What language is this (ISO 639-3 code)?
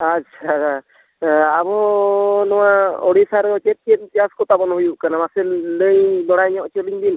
sat